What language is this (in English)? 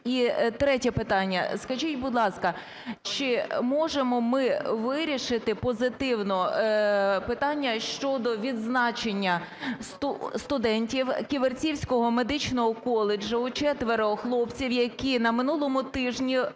Ukrainian